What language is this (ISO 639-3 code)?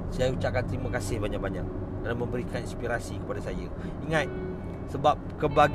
msa